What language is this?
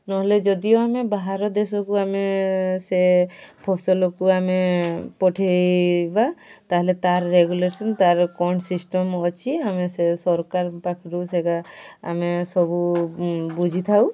Odia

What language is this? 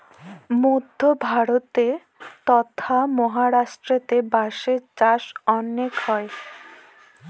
Bangla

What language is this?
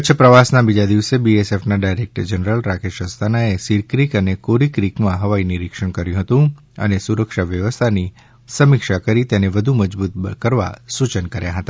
Gujarati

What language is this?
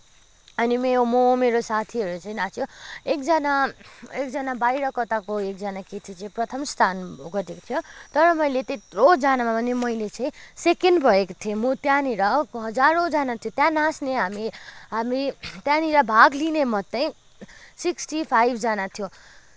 Nepali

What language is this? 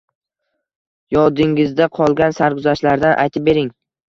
Uzbek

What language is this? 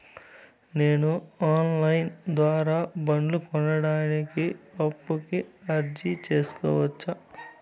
Telugu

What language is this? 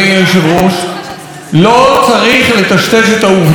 Hebrew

